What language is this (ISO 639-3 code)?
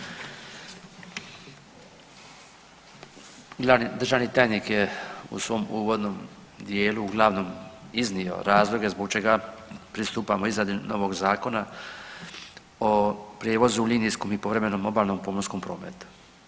hrv